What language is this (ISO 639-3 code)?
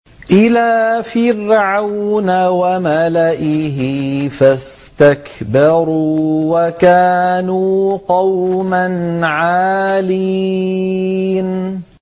ara